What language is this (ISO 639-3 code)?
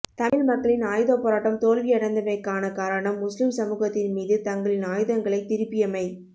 tam